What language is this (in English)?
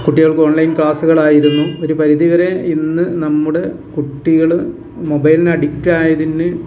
Malayalam